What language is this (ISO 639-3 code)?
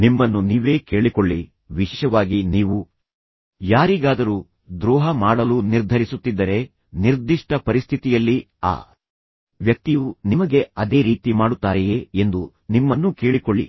kan